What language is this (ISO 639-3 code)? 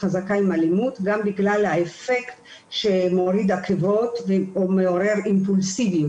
heb